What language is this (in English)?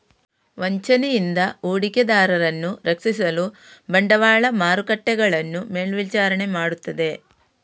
Kannada